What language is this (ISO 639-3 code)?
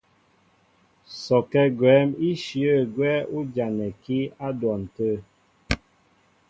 mbo